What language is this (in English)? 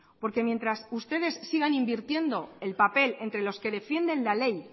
Spanish